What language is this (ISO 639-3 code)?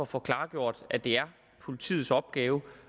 dan